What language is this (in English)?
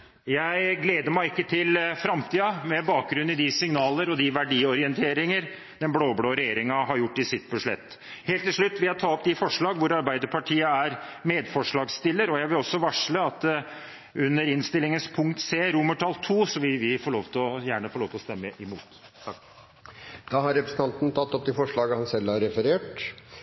Norwegian